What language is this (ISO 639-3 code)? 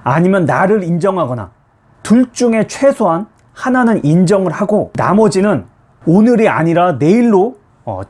kor